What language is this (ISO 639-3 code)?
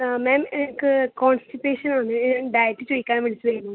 mal